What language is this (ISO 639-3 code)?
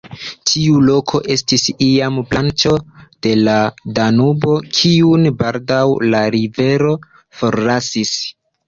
epo